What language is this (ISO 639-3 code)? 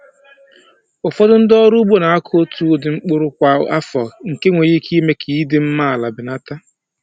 ibo